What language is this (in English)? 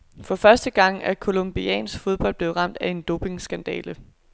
Danish